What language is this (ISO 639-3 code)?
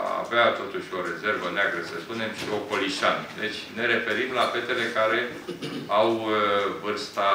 ron